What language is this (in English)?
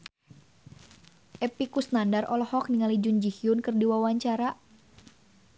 Sundanese